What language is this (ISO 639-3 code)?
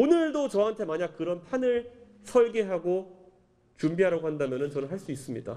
kor